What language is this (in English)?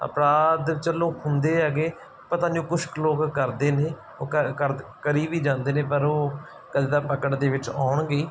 Punjabi